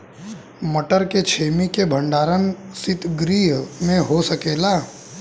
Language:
Bhojpuri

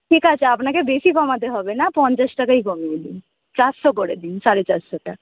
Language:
Bangla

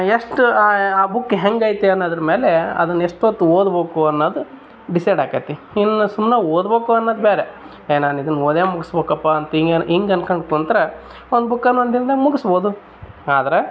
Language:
Kannada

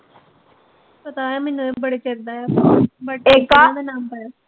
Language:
Punjabi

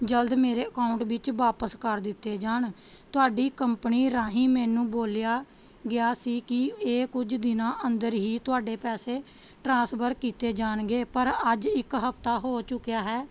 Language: Punjabi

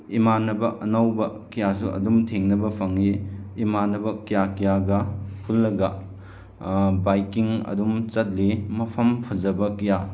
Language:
Manipuri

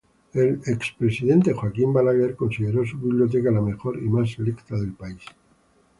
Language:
Spanish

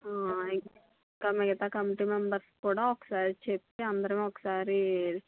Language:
Telugu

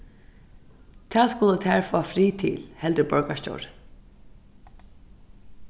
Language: Faroese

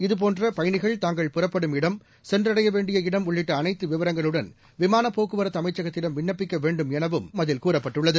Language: Tamil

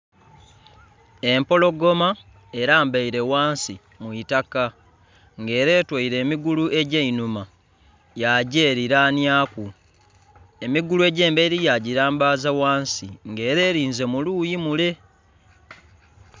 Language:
Soga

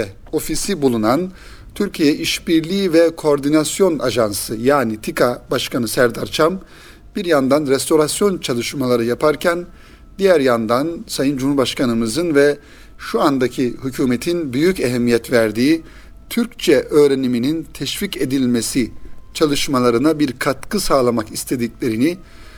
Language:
Turkish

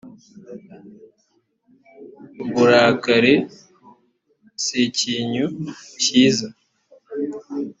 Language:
Kinyarwanda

